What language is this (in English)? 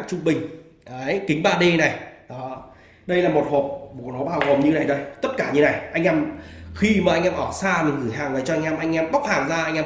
Vietnamese